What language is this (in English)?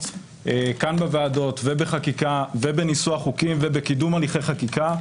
Hebrew